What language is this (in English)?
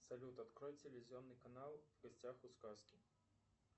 Russian